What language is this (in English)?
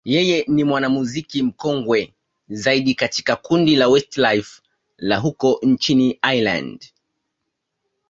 Swahili